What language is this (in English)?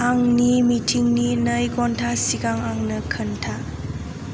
Bodo